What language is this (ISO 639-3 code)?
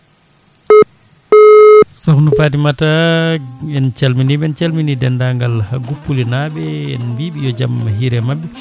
ful